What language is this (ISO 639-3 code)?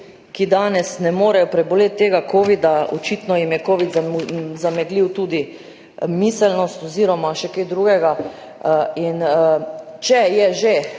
slv